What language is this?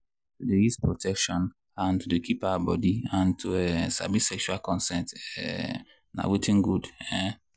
Nigerian Pidgin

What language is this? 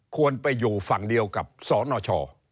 Thai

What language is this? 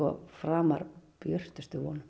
Icelandic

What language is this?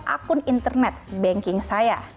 Indonesian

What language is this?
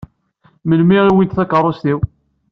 Kabyle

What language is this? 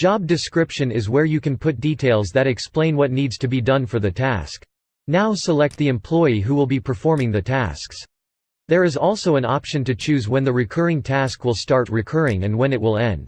English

